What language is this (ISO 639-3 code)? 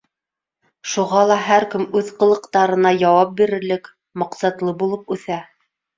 bak